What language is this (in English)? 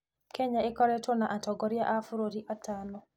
Kikuyu